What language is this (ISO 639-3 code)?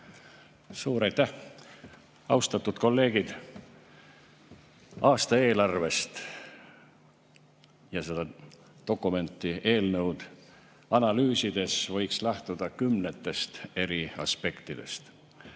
est